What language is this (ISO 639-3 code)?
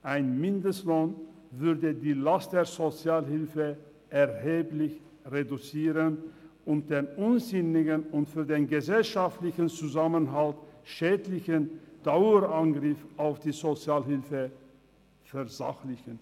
gsw